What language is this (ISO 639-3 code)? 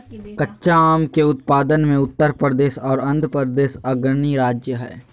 mag